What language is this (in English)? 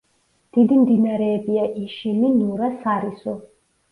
Georgian